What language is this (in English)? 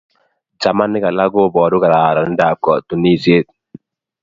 Kalenjin